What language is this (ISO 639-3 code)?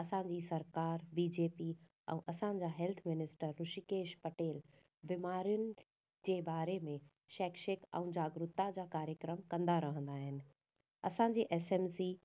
snd